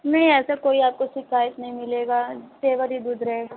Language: Hindi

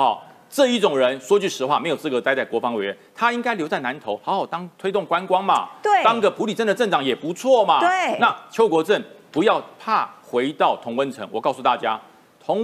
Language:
Chinese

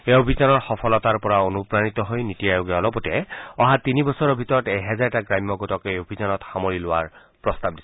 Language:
Assamese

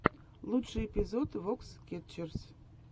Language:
Russian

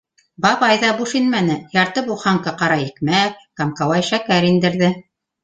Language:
Bashkir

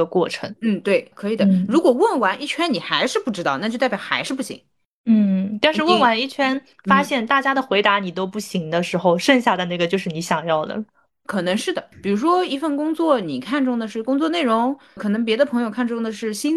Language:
Chinese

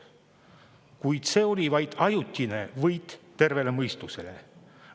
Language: Estonian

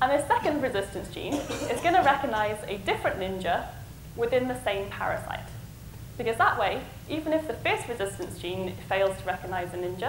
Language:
English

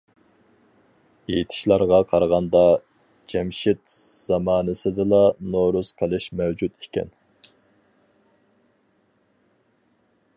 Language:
Uyghur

